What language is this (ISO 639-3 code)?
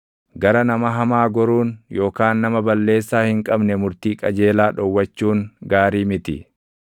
orm